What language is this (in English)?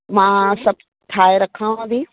Sindhi